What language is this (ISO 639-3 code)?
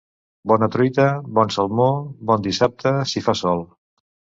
cat